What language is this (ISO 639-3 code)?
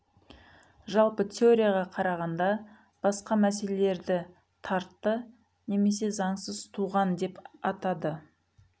kaz